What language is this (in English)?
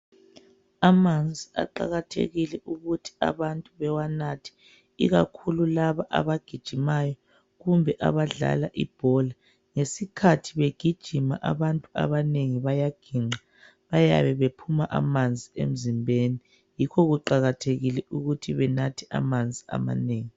North Ndebele